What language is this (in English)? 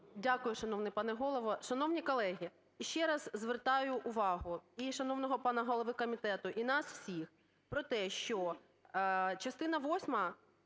Ukrainian